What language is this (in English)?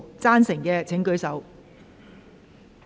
Cantonese